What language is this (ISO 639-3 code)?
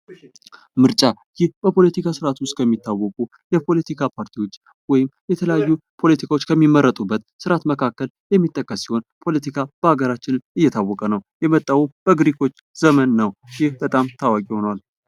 amh